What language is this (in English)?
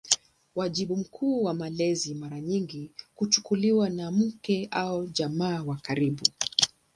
Swahili